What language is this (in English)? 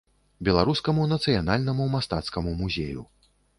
Belarusian